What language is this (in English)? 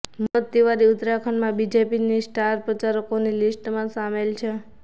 Gujarati